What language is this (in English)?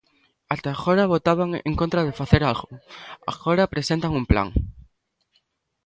Galician